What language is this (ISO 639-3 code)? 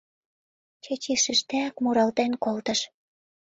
chm